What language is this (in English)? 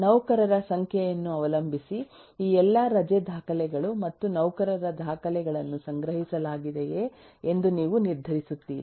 Kannada